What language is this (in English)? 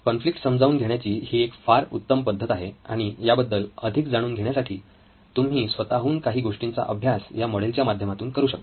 Marathi